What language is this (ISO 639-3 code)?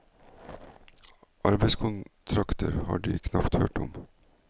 nor